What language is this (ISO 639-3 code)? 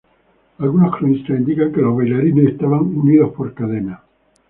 spa